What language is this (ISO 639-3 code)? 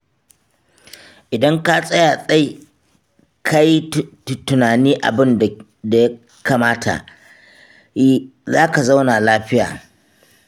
hau